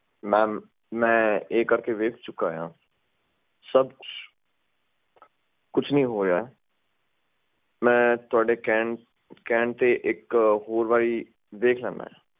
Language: Punjabi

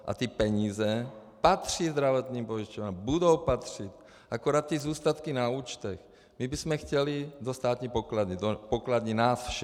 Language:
Czech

